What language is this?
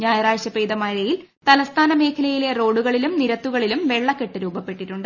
Malayalam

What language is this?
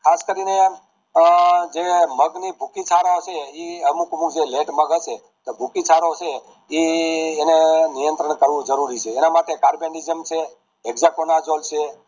Gujarati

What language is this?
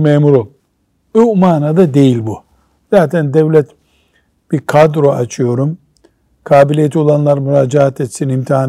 Turkish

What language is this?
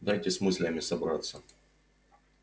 Russian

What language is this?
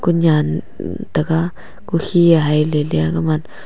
Wancho Naga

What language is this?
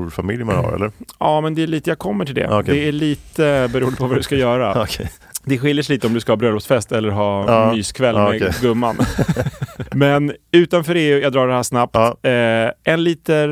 Swedish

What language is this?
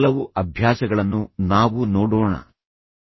Kannada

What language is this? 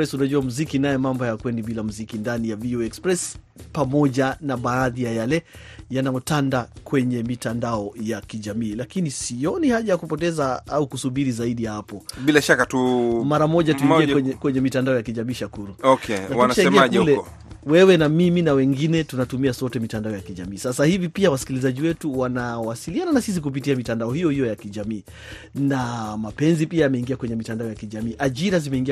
Swahili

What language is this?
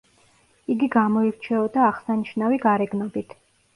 Georgian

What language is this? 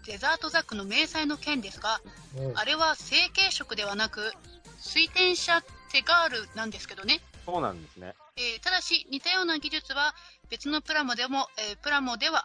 Japanese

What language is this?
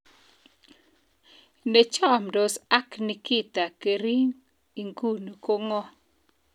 Kalenjin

